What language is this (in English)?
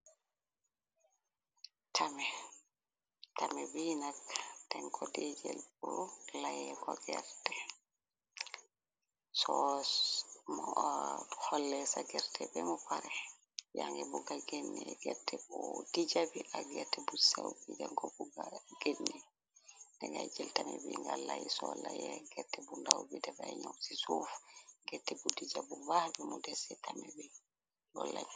Wolof